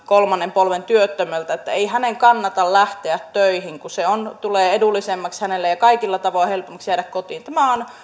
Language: Finnish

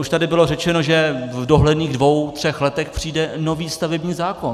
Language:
Czech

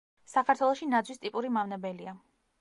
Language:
Georgian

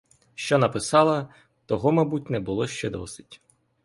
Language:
Ukrainian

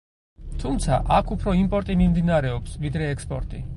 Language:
Georgian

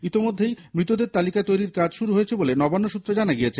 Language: Bangla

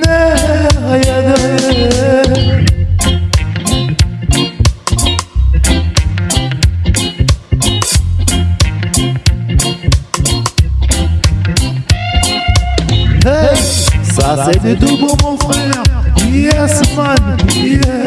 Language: French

